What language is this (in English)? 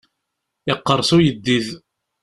Kabyle